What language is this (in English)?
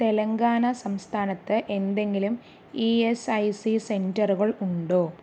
Malayalam